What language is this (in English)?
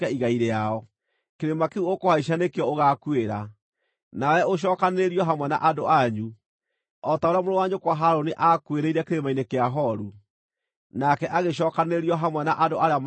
Kikuyu